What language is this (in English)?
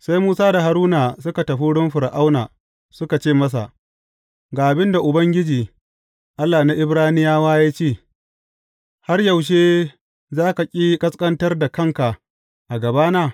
Hausa